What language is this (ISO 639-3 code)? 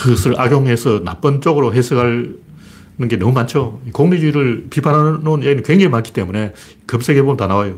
kor